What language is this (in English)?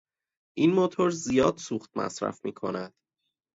Persian